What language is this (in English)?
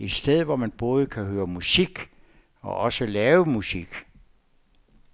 Danish